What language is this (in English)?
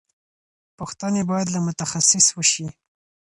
Pashto